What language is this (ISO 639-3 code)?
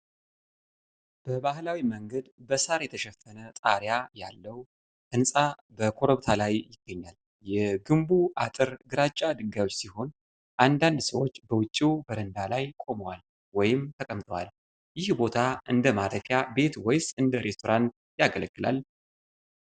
amh